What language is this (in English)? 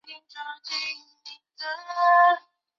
Chinese